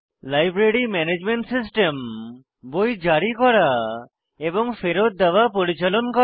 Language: Bangla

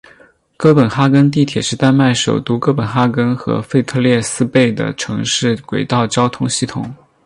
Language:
Chinese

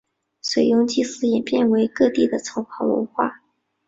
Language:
Chinese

